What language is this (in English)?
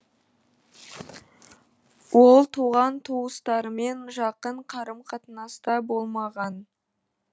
Kazakh